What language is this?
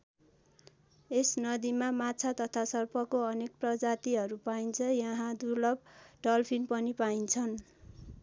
Nepali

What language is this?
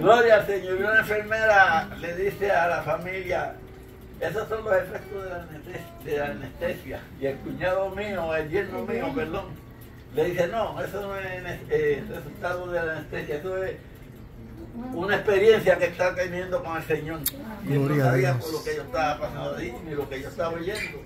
Spanish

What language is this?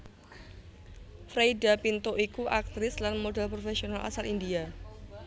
Javanese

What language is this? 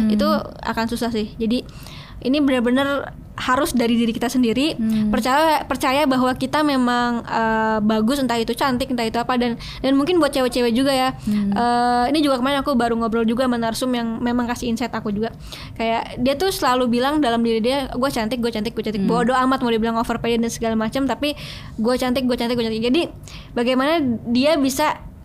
Indonesian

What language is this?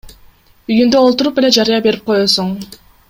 Kyrgyz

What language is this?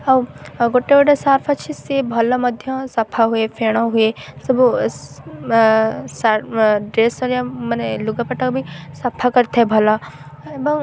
Odia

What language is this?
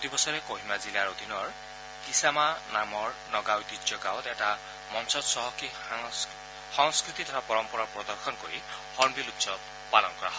Assamese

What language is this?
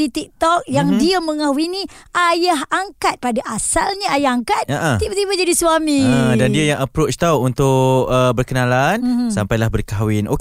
Malay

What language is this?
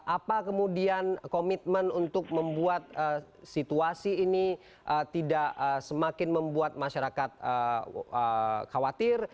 Indonesian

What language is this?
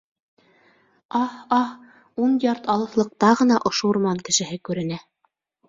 Bashkir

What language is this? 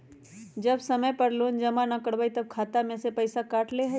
Magahi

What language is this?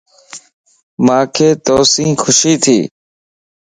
Lasi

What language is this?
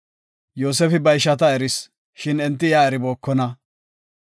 Gofa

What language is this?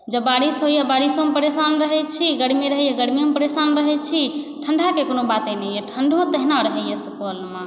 Maithili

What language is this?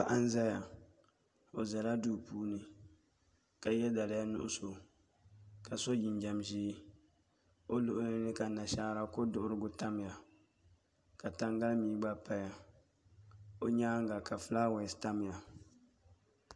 Dagbani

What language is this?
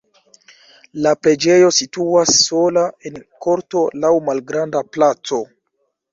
Esperanto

